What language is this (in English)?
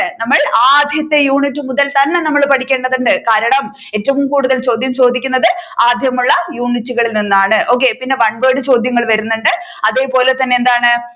Malayalam